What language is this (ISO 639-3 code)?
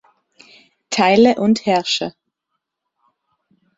deu